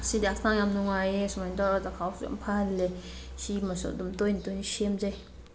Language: Manipuri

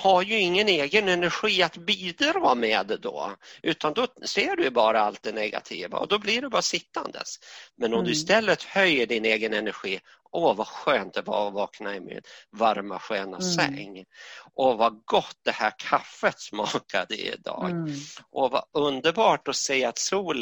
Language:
Swedish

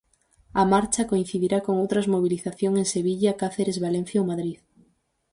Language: Galician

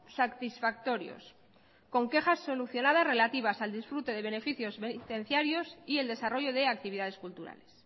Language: Spanish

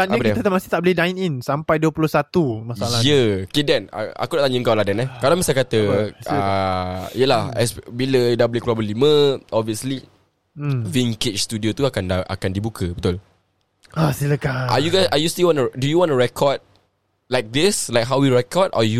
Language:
Malay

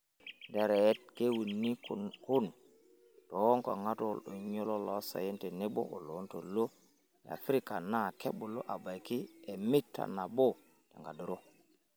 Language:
Masai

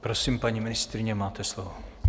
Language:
Czech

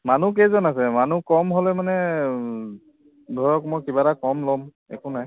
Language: Assamese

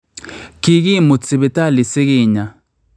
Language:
Kalenjin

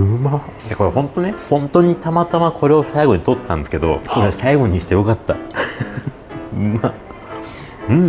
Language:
Japanese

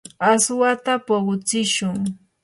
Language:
Yanahuanca Pasco Quechua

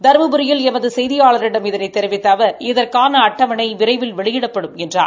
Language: Tamil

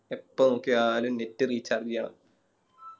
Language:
Malayalam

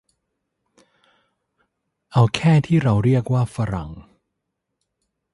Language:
Thai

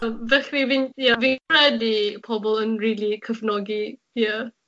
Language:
Welsh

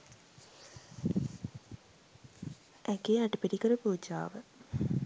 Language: Sinhala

